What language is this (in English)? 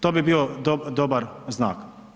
Croatian